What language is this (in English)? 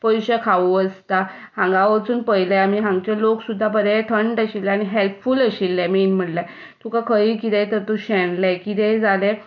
Konkani